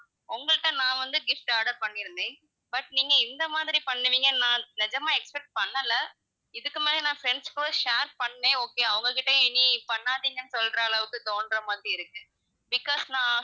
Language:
Tamil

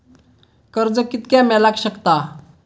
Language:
Marathi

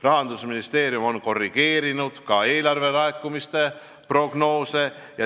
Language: Estonian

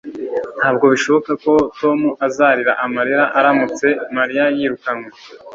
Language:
Kinyarwanda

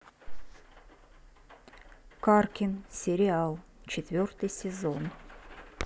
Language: Russian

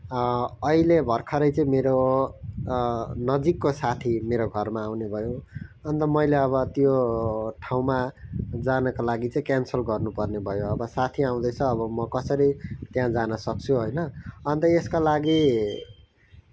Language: Nepali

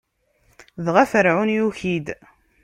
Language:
Kabyle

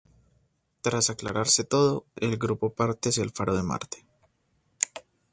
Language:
Spanish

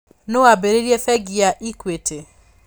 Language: Kikuyu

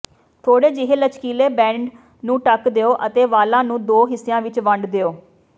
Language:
Punjabi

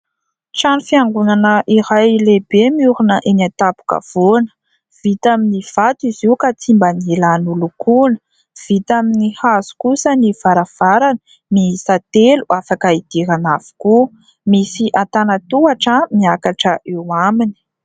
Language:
Malagasy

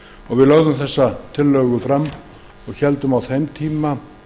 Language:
Icelandic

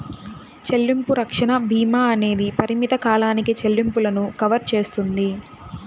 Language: Telugu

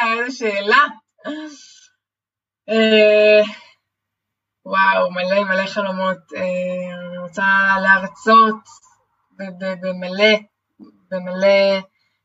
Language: Hebrew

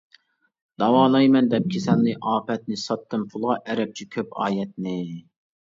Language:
Uyghur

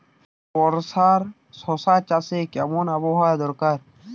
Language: Bangla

